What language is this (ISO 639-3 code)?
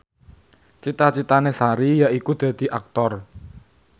jav